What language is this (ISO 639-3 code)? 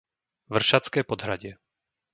slk